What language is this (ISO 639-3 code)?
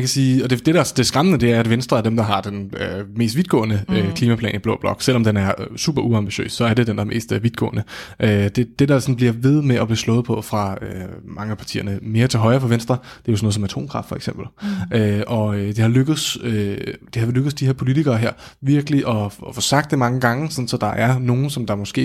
dan